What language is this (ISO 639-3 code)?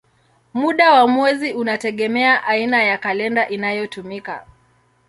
swa